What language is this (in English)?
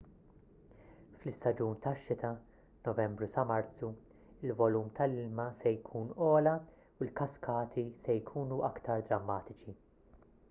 Maltese